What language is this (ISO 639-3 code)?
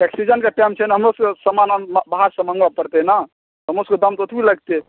mai